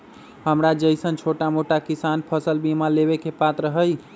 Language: Magahi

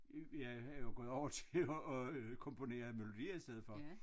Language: Danish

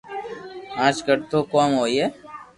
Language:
Loarki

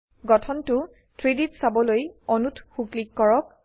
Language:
Assamese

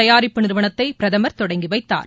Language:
Tamil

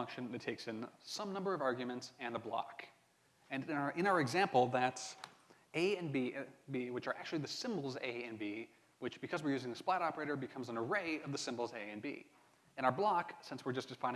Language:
English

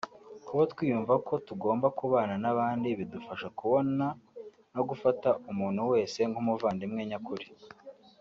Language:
Kinyarwanda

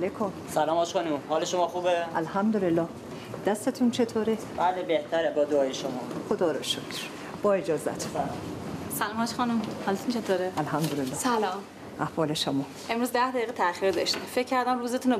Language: Persian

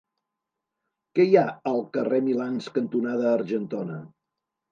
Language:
Catalan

